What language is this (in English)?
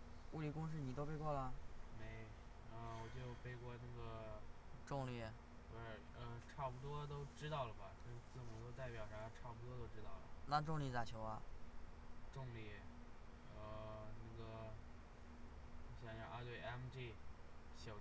Chinese